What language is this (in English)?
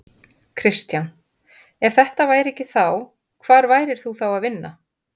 Icelandic